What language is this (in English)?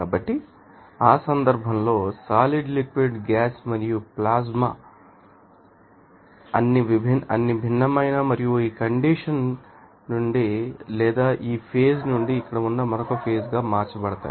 Telugu